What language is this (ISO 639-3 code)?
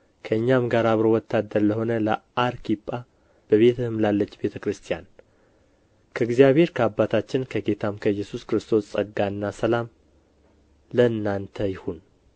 amh